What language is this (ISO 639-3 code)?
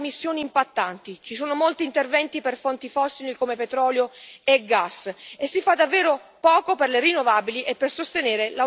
ita